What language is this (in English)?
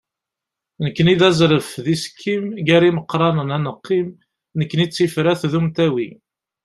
Kabyle